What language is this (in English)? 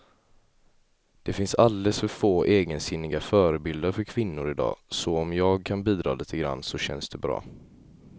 Swedish